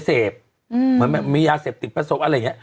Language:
Thai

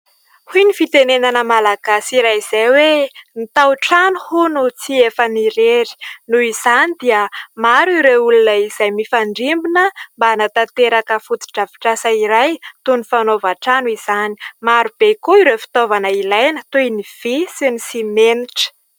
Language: Malagasy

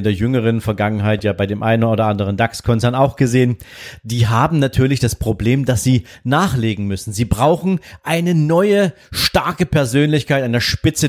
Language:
German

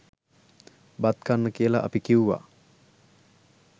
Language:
Sinhala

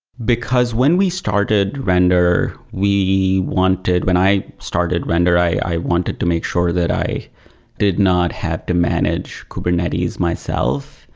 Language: English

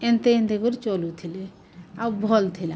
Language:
Odia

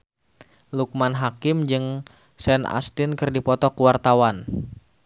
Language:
Sundanese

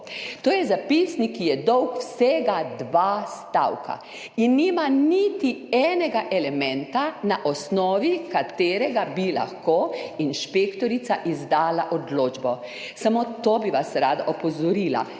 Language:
Slovenian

